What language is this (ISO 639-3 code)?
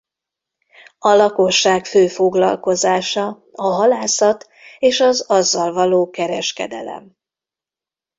hun